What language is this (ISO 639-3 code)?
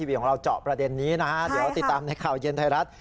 tha